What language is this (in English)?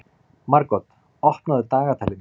Icelandic